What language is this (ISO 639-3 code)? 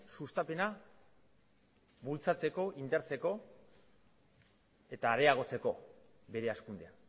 eus